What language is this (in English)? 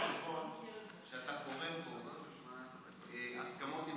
Hebrew